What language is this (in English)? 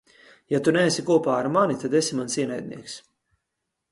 Latvian